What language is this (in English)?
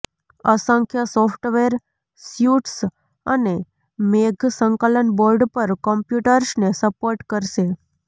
Gujarati